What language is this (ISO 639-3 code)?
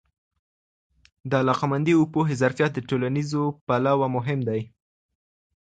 pus